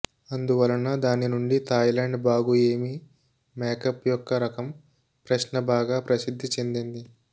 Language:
Telugu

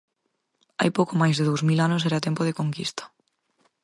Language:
Galician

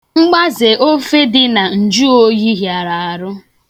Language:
Igbo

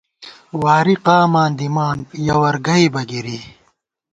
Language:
Gawar-Bati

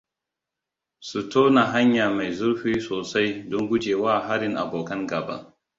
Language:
Hausa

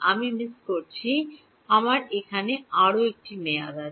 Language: Bangla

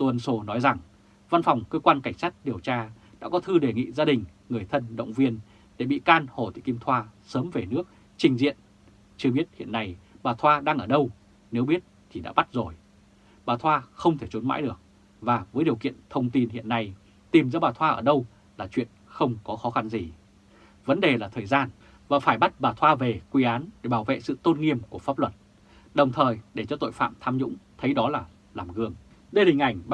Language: Vietnamese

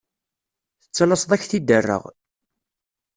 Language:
Kabyle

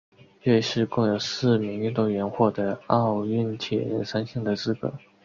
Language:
Chinese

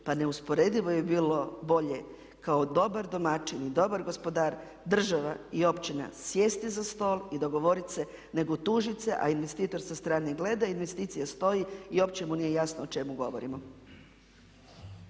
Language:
Croatian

